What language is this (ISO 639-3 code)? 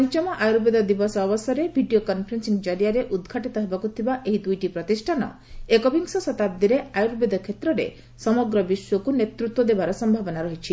ori